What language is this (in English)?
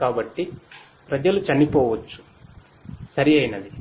Telugu